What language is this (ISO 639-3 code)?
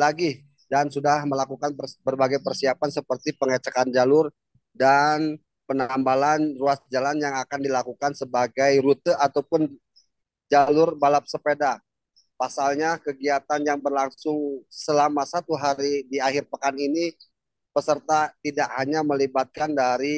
ind